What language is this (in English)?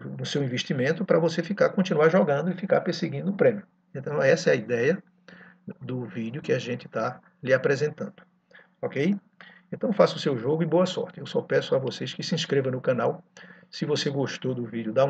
Portuguese